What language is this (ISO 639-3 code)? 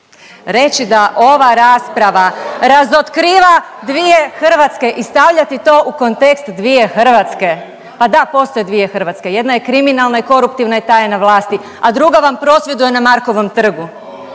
hrv